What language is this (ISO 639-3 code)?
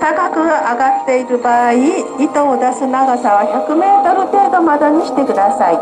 jpn